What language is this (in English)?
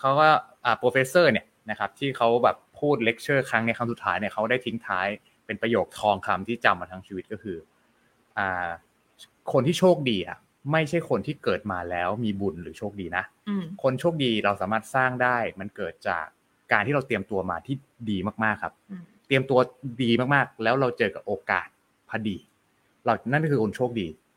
Thai